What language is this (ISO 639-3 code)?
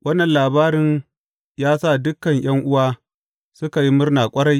hau